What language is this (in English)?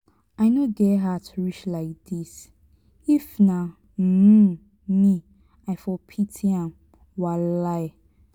Nigerian Pidgin